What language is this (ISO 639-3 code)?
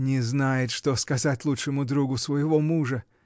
rus